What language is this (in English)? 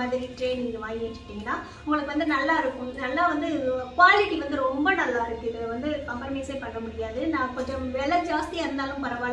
Romanian